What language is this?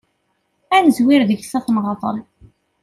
Kabyle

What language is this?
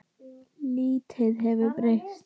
Icelandic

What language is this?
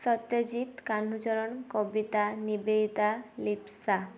Odia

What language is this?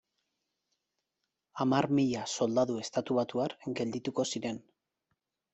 Basque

